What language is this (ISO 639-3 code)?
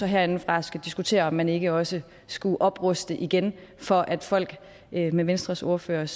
dan